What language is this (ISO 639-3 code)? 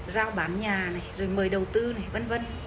vie